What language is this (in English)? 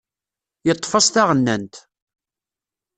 Kabyle